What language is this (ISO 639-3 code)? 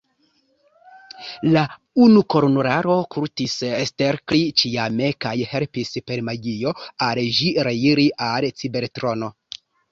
epo